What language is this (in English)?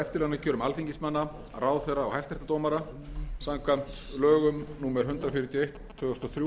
Icelandic